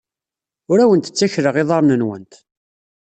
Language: Kabyle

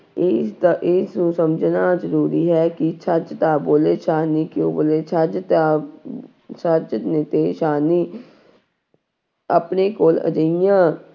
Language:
Punjabi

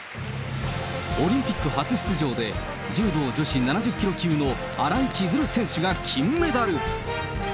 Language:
Japanese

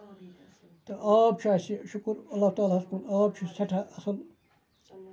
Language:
Kashmiri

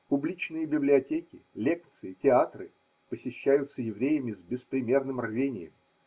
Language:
Russian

